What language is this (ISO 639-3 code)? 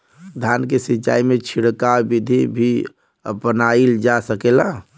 bho